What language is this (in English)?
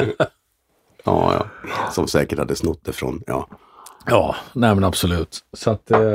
Swedish